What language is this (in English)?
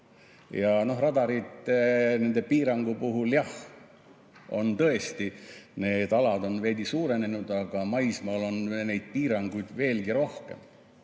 Estonian